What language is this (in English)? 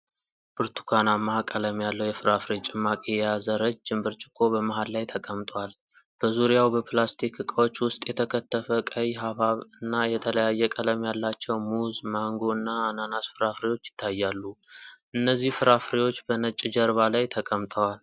Amharic